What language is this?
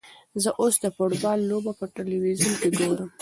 Pashto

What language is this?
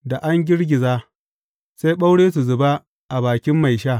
Hausa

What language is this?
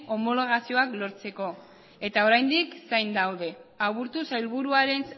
Basque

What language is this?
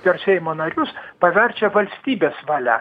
Lithuanian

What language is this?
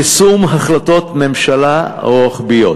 Hebrew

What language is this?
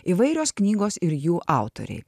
Lithuanian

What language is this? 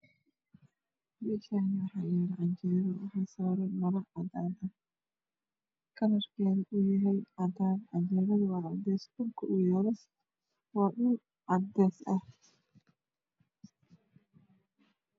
Somali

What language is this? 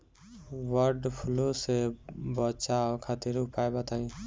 Bhojpuri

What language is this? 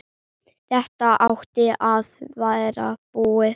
Icelandic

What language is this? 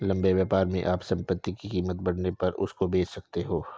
Hindi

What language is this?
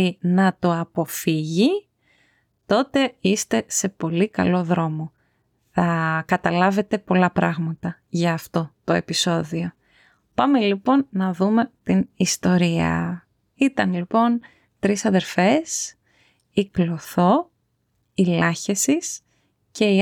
Greek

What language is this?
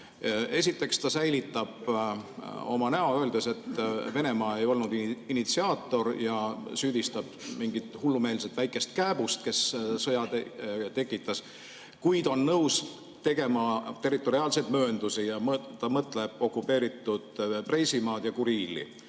Estonian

